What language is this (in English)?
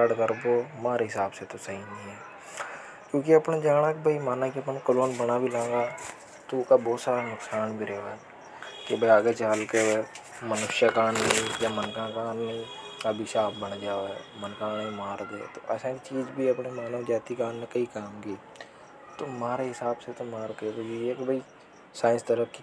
Hadothi